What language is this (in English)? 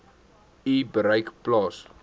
Afrikaans